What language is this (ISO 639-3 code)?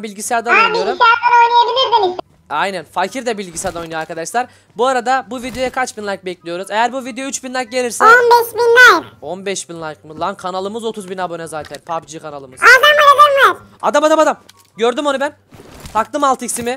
tur